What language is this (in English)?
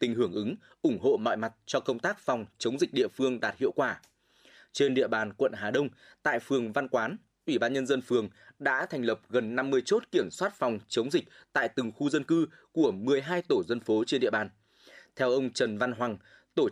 Vietnamese